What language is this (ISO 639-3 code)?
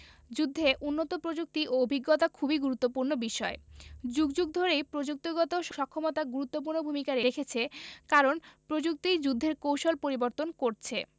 ben